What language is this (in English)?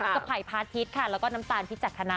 Thai